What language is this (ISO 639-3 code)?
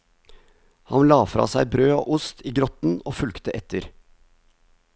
nor